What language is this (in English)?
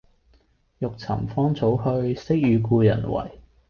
Cantonese